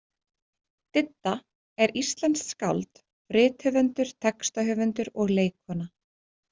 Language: Icelandic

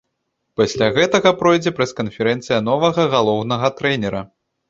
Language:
Belarusian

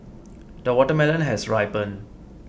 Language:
English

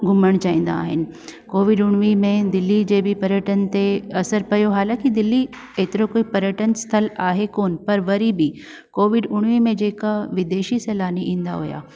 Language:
Sindhi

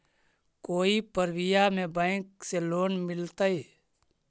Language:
Magahi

